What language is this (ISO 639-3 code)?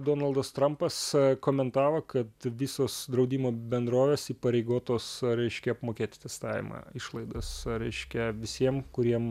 lit